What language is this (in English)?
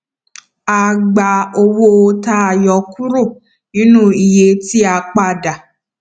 Yoruba